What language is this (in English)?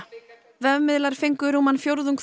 Icelandic